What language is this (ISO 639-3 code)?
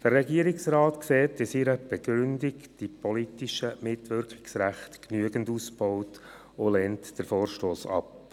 gsw